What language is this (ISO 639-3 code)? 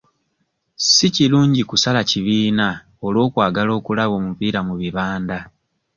lug